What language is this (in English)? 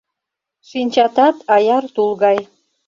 Mari